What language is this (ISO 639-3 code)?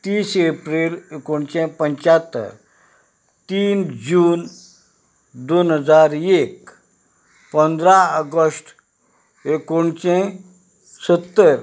kok